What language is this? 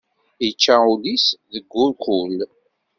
Kabyle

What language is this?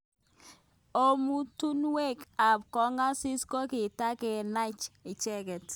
Kalenjin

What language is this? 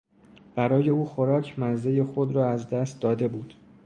Persian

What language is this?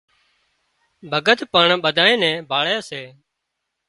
Wadiyara Koli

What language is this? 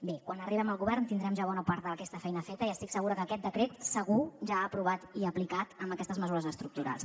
Catalan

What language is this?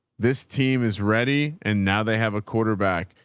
English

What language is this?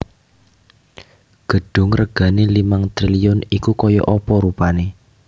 Javanese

